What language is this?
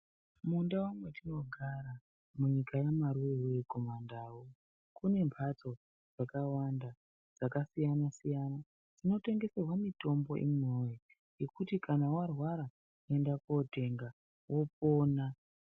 Ndau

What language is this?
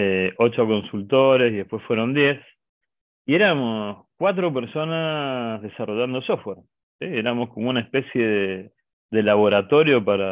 Spanish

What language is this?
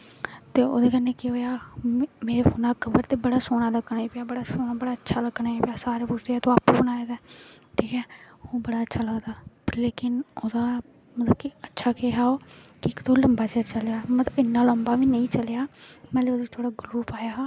Dogri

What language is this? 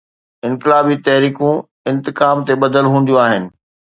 Sindhi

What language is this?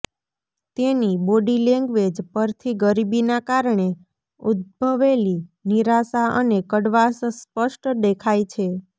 Gujarati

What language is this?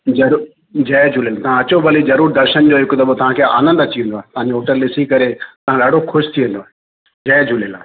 Sindhi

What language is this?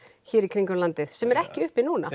Icelandic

